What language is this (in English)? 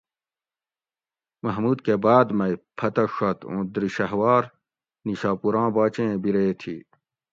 Gawri